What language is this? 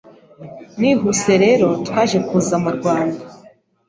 Kinyarwanda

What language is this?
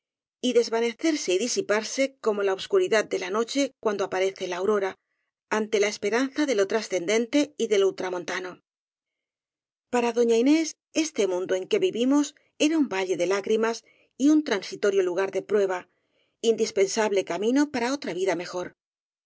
Spanish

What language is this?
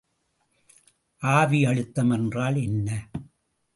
Tamil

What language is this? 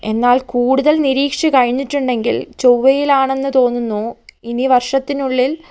Malayalam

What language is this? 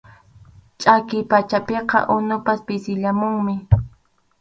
Arequipa-La Unión Quechua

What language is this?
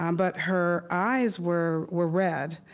English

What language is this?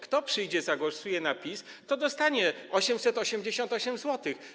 Polish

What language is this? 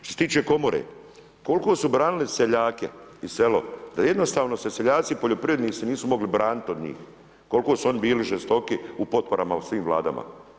Croatian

